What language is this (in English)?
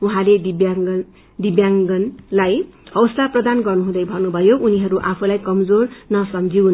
Nepali